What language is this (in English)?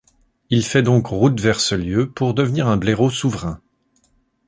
French